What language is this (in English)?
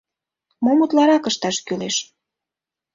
Mari